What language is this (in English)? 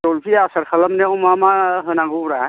Bodo